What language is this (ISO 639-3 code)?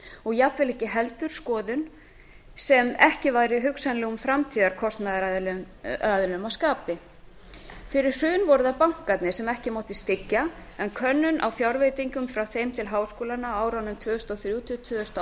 isl